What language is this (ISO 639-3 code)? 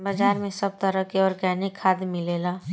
bho